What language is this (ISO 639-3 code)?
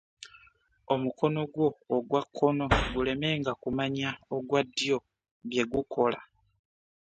lug